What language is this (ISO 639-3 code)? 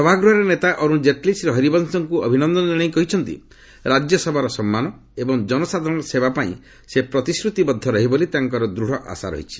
ori